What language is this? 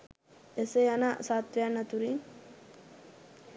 Sinhala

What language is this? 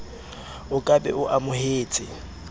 Southern Sotho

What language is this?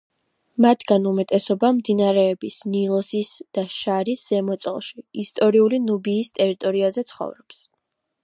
Georgian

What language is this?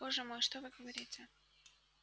Russian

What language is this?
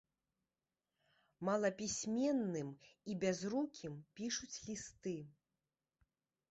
Belarusian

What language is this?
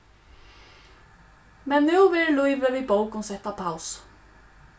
Faroese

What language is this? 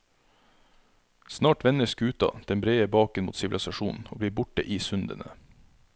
Norwegian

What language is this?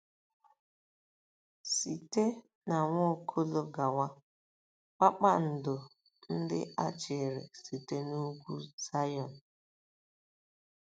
Igbo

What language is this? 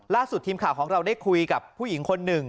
Thai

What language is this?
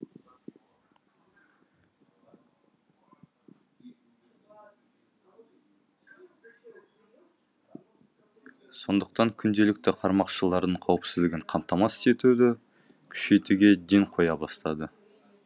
Kazakh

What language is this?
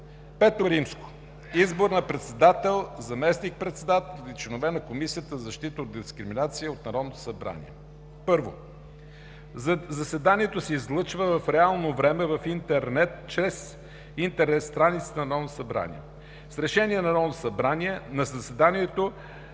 Bulgarian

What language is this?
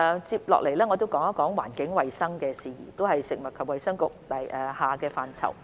Cantonese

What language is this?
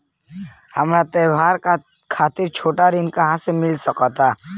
Bhojpuri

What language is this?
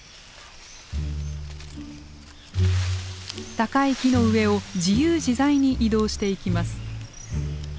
Japanese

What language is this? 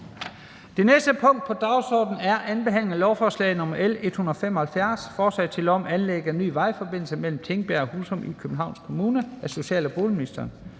Danish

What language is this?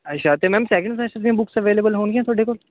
Punjabi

